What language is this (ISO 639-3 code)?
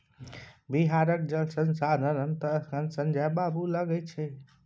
mai